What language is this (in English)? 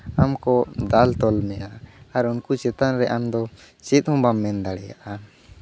Santali